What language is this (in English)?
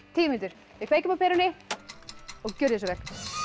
Icelandic